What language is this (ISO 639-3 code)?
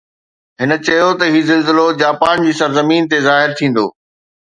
snd